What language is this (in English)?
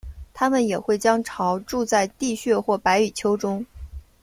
Chinese